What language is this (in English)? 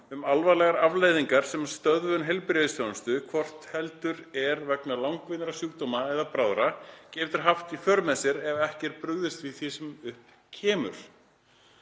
Icelandic